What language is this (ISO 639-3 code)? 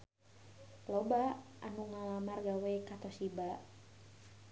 sun